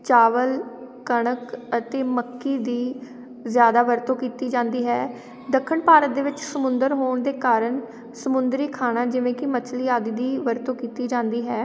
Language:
Punjabi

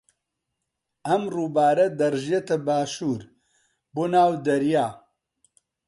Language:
Central Kurdish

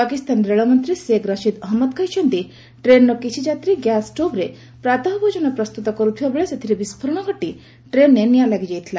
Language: Odia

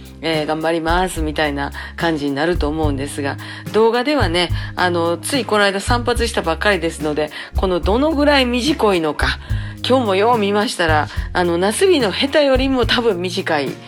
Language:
Japanese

